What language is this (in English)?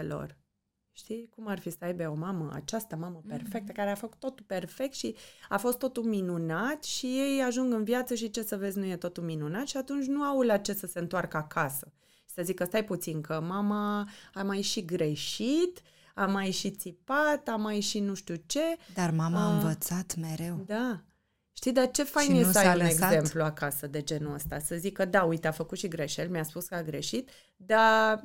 Romanian